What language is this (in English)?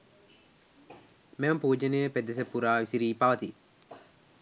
Sinhala